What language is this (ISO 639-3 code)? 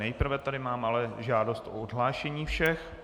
ces